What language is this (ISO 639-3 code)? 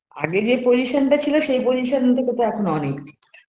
ben